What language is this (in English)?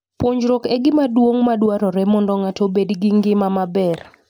Luo (Kenya and Tanzania)